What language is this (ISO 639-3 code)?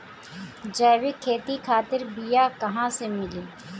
bho